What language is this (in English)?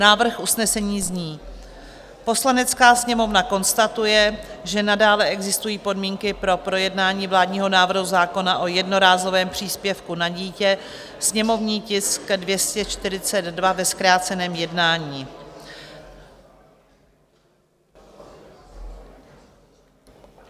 Czech